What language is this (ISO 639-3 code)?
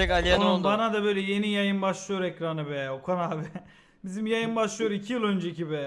tur